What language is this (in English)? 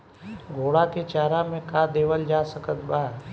Bhojpuri